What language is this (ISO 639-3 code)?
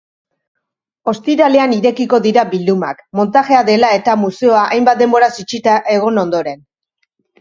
eus